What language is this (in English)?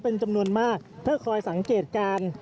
Thai